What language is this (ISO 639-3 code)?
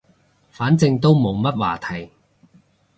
yue